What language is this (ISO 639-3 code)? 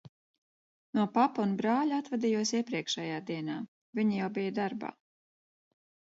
lav